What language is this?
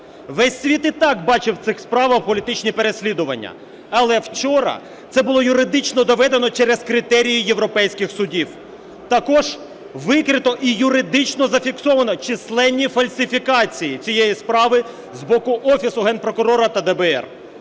Ukrainian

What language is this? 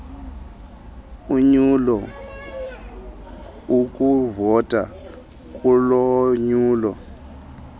Xhosa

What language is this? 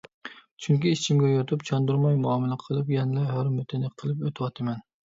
Uyghur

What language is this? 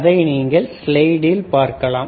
Tamil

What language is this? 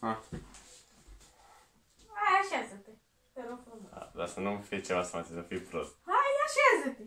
Romanian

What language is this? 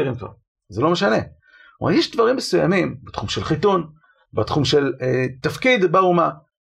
Hebrew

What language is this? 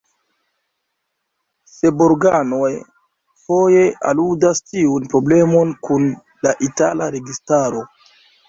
Esperanto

